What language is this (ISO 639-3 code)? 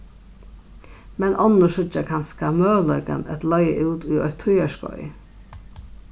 fao